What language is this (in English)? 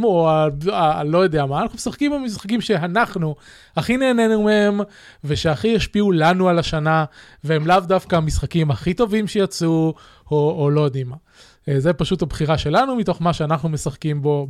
Hebrew